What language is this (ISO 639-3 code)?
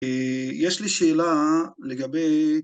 heb